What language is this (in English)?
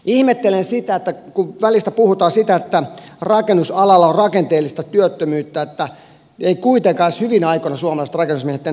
Finnish